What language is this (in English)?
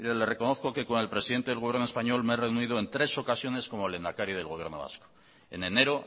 Spanish